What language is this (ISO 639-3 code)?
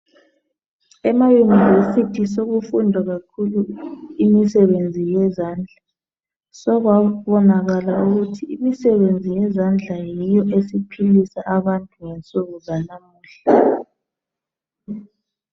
nde